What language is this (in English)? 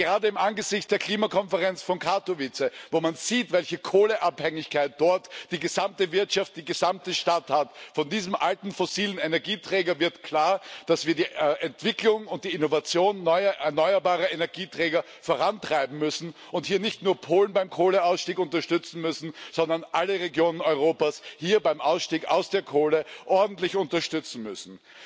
German